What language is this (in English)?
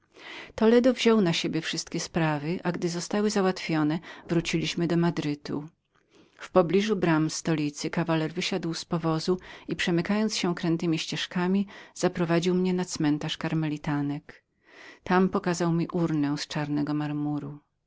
Polish